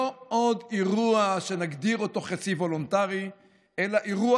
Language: Hebrew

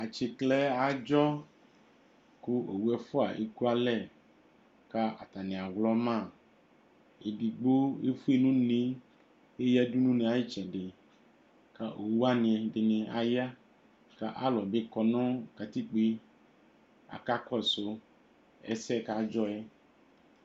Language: Ikposo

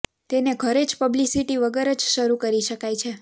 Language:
Gujarati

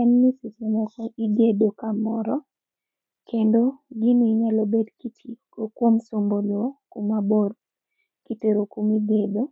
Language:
Luo (Kenya and Tanzania)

